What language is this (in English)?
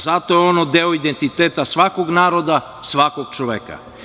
Serbian